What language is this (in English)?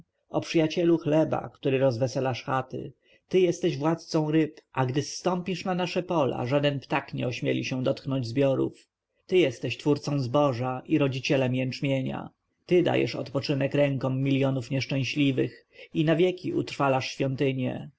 Polish